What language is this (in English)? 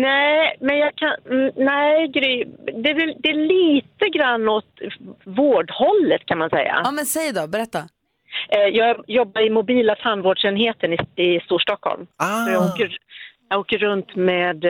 Swedish